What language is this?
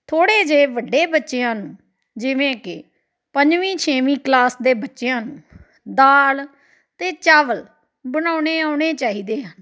Punjabi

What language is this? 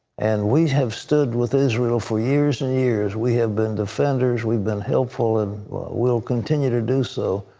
English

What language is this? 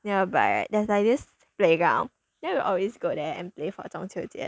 English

